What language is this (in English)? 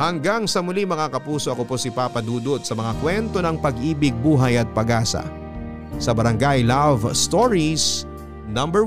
Filipino